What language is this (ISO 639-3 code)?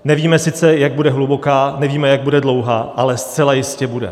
ces